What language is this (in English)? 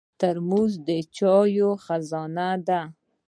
Pashto